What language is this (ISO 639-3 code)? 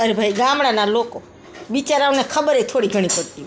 guj